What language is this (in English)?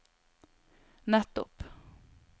Norwegian